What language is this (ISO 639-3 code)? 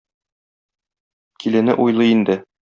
tat